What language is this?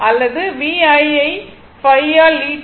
Tamil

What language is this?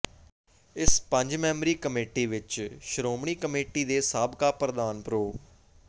Punjabi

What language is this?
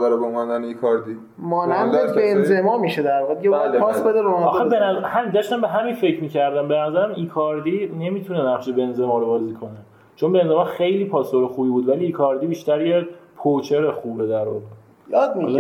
Persian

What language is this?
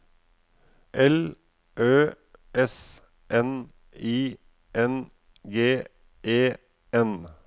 Norwegian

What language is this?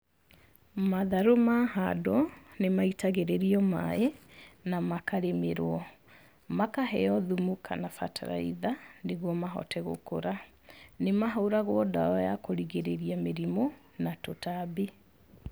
Kikuyu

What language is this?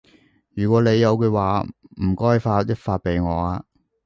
Cantonese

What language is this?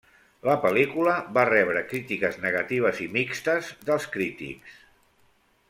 Catalan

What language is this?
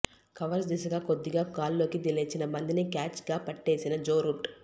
Telugu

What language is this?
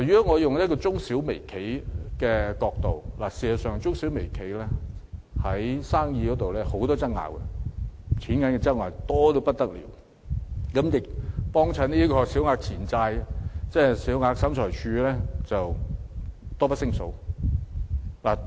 Cantonese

